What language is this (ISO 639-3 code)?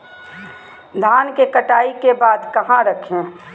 mag